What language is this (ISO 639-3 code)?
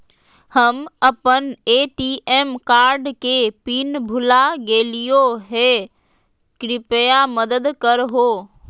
mag